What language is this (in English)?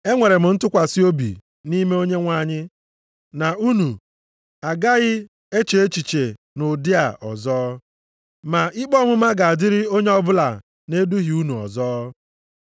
Igbo